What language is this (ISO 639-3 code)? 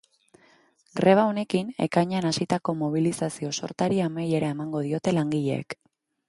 eus